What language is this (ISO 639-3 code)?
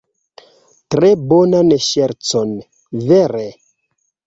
epo